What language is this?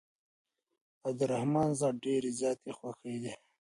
Pashto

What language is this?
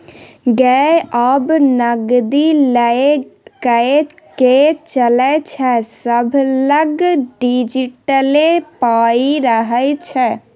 Maithili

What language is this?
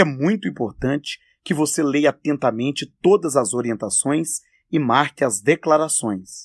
Portuguese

